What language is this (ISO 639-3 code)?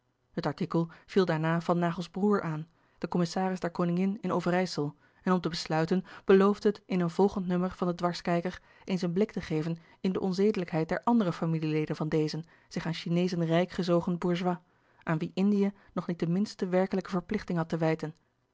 nld